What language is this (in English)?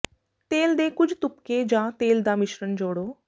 Punjabi